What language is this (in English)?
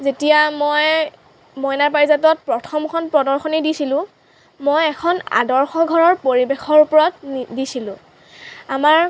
Assamese